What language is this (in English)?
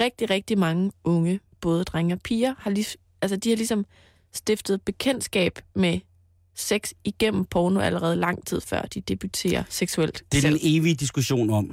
Danish